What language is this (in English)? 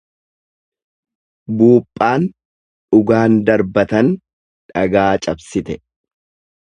Oromo